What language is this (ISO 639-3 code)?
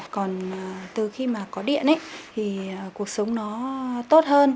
vie